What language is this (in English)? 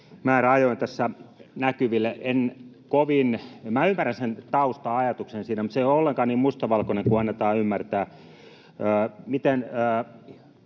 Finnish